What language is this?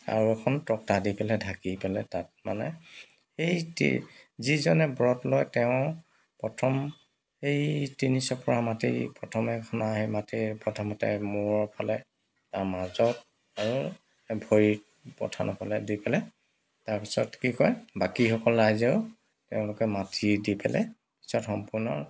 Assamese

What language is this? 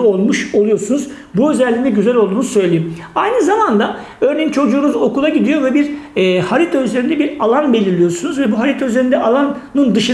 Turkish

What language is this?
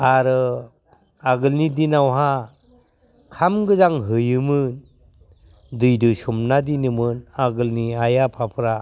Bodo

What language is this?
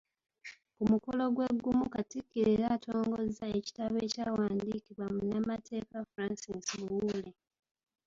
Ganda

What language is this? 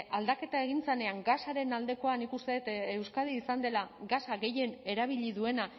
Basque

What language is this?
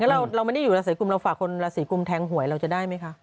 Thai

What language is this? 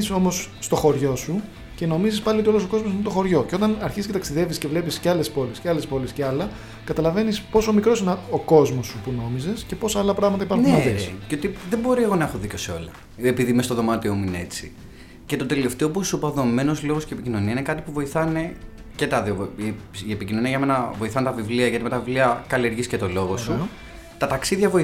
Greek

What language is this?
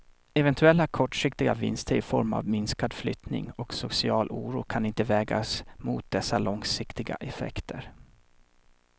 Swedish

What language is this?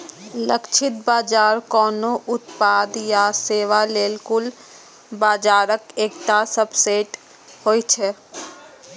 Maithili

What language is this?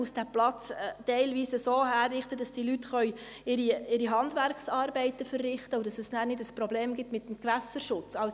Swiss German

